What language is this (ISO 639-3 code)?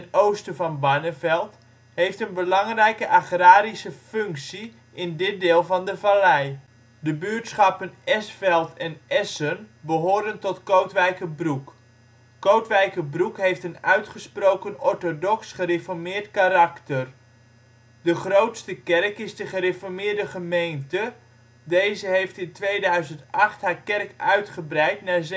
nld